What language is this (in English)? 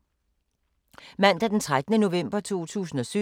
Danish